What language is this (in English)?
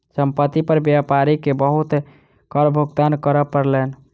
Maithili